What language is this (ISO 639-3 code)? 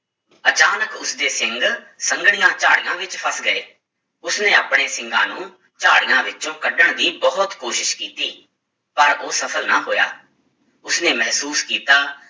pan